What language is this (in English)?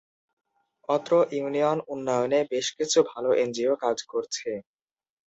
Bangla